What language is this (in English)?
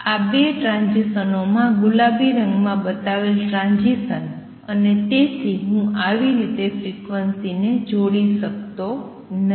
Gujarati